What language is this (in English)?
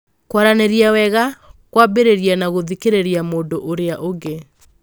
Kikuyu